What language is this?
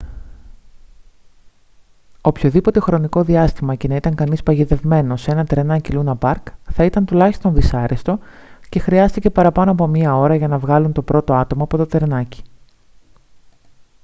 Greek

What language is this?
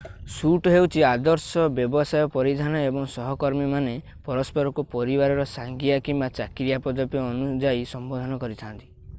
Odia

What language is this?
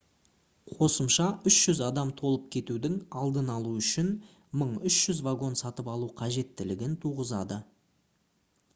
Kazakh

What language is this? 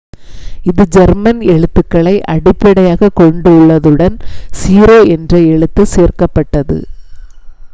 Tamil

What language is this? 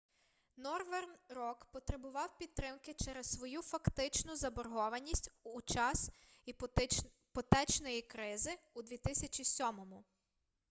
Ukrainian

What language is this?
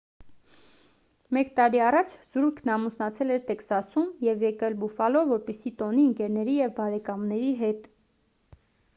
Armenian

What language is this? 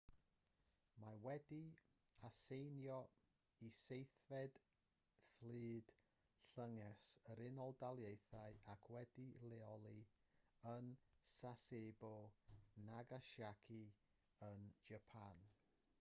Welsh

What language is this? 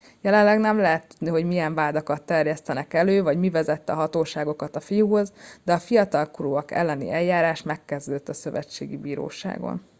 Hungarian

